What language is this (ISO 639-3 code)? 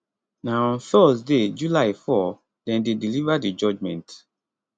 pcm